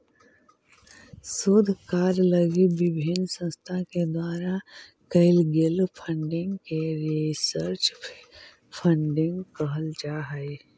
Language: Magahi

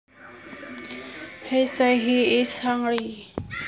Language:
Javanese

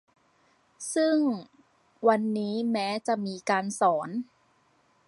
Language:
Thai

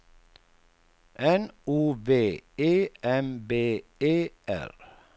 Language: Swedish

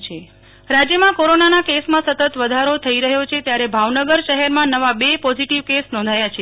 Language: Gujarati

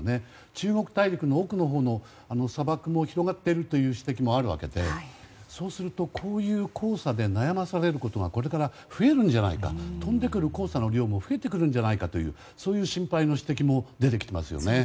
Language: Japanese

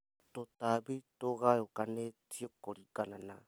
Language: Kikuyu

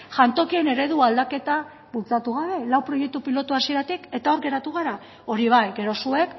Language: Basque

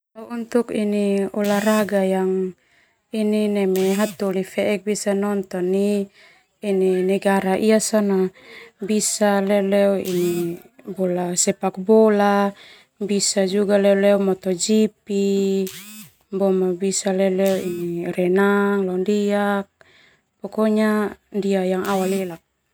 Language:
Termanu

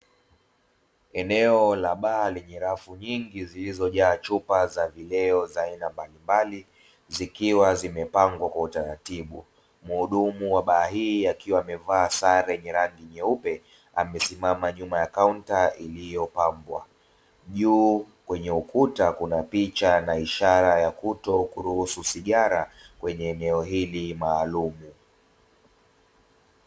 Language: Swahili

